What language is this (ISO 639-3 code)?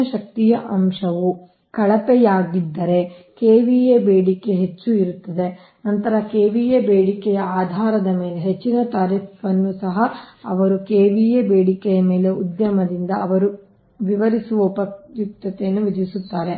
kan